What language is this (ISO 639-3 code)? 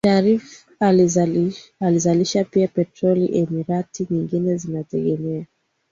swa